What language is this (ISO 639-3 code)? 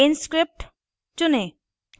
hin